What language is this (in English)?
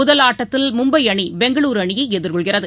Tamil